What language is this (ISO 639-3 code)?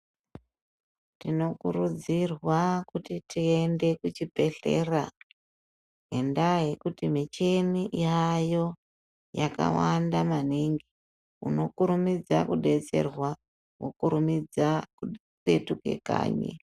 ndc